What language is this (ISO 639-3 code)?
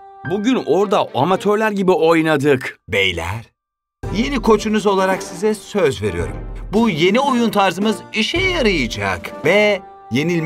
tur